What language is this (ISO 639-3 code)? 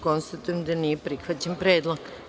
srp